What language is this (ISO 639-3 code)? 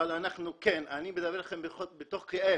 heb